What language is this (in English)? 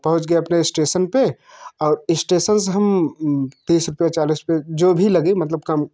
Hindi